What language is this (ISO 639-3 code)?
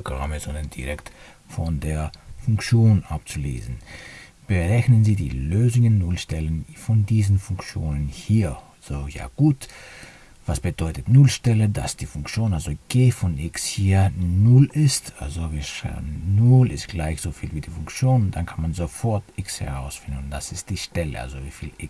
deu